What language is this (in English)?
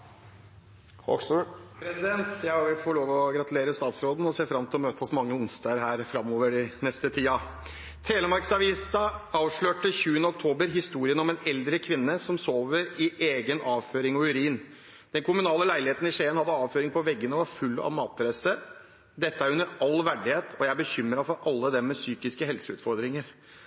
Norwegian Bokmål